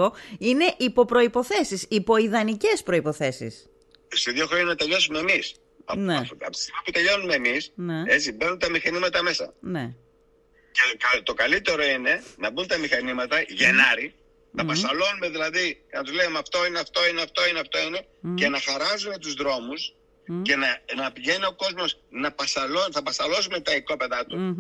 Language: Greek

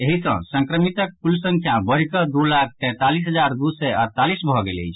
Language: Maithili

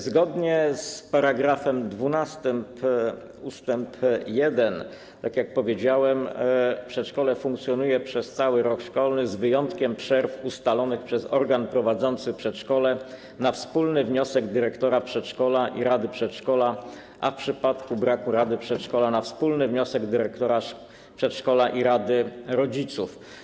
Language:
Polish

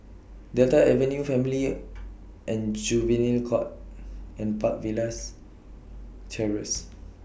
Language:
English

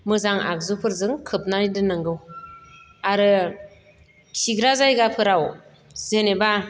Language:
Bodo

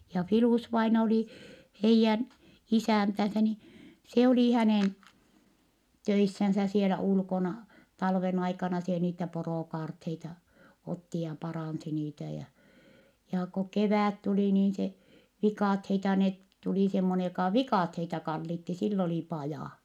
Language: Finnish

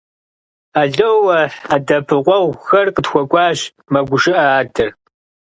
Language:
Kabardian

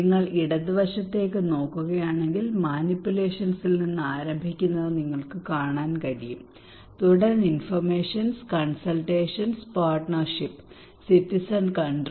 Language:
Malayalam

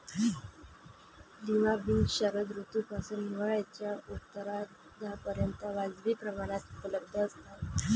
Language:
Marathi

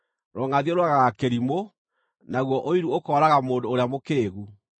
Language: Kikuyu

